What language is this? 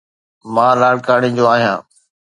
Sindhi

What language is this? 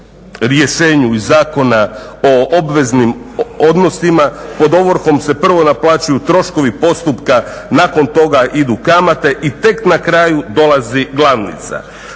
Croatian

